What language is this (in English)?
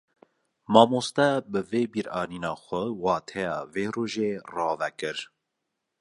Kurdish